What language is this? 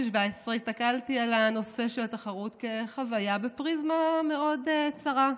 Hebrew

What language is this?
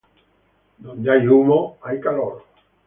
Spanish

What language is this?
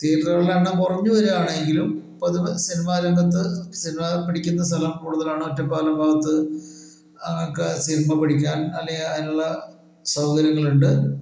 Malayalam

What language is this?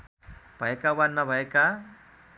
Nepali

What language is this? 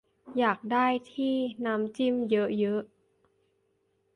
Thai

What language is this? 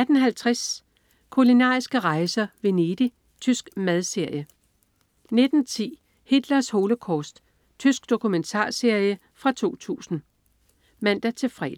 Danish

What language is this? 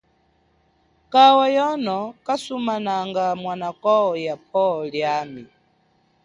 Chokwe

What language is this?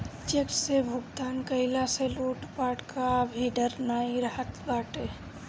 Bhojpuri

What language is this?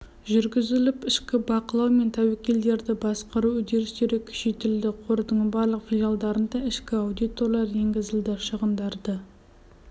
Kazakh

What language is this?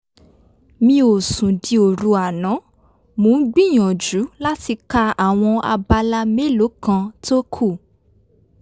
Yoruba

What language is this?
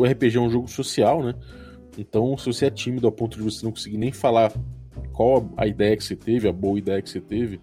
Portuguese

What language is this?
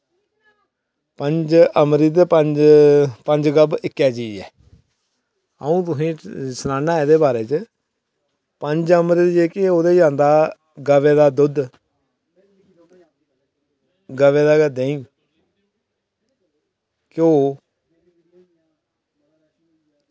Dogri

